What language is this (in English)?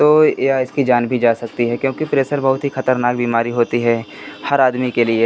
Hindi